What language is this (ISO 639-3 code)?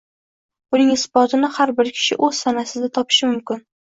uzb